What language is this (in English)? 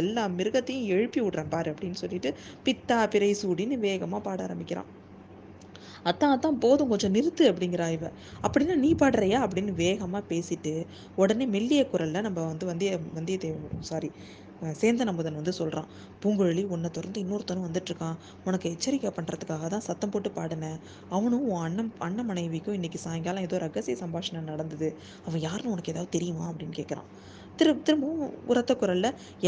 Tamil